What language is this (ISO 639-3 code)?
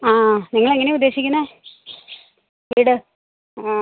mal